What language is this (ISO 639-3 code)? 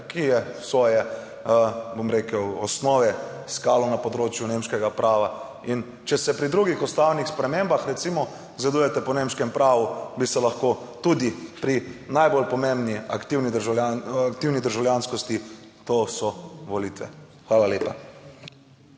slv